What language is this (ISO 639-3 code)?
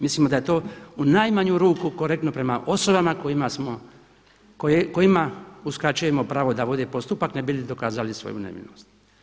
hrv